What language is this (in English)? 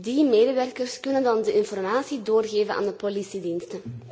Dutch